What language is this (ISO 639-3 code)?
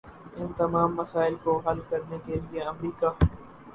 urd